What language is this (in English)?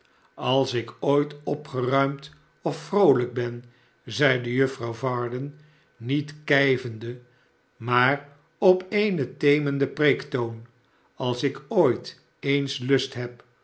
Dutch